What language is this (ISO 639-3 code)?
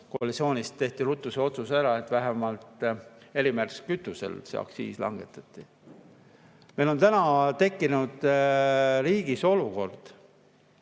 est